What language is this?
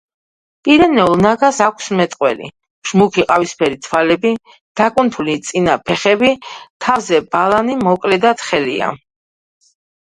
Georgian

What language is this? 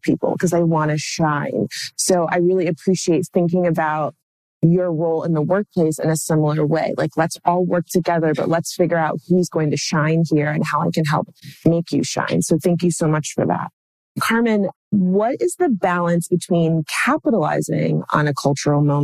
English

